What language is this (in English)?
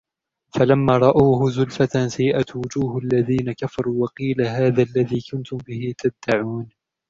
Arabic